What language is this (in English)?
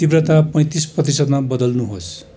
Nepali